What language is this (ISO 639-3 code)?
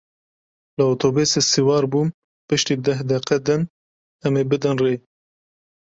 kur